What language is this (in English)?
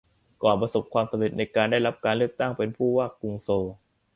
Thai